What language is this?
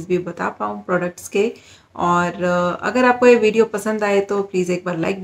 Hindi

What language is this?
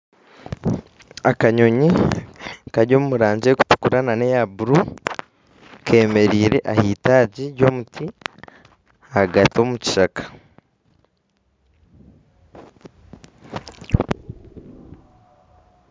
Nyankole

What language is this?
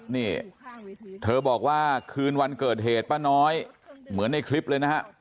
Thai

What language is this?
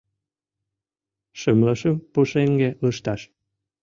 Mari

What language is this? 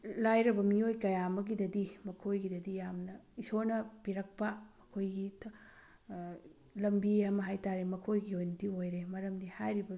Manipuri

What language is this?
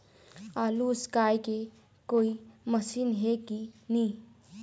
Chhattisgarhi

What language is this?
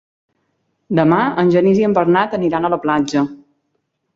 Catalan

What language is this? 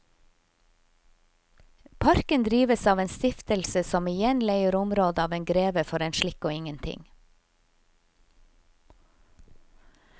Norwegian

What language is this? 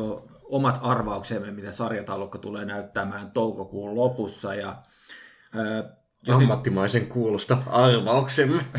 Finnish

